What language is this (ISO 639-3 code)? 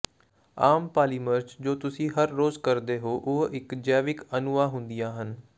pan